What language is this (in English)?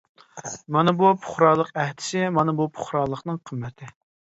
Uyghur